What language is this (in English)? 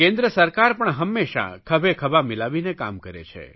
Gujarati